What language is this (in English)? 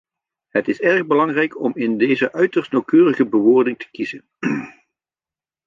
Dutch